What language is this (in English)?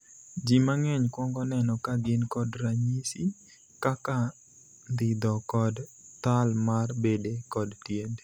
Luo (Kenya and Tanzania)